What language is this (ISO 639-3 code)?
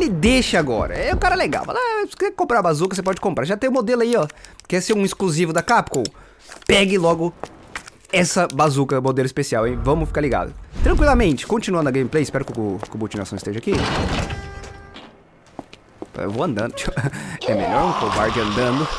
por